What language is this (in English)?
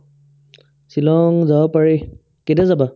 Assamese